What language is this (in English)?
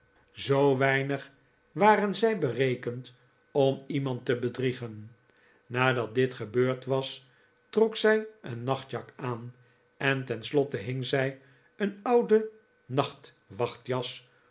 Dutch